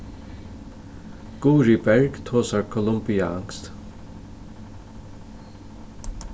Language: Faroese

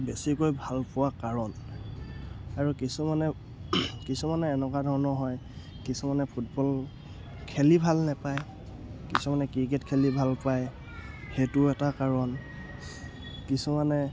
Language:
Assamese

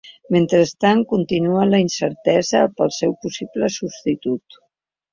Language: Catalan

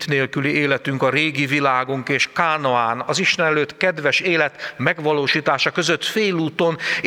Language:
Hungarian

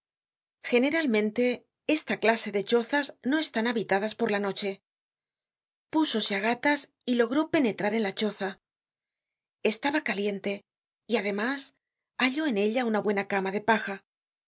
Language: Spanish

